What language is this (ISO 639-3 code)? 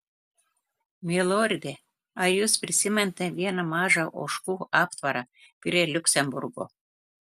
lit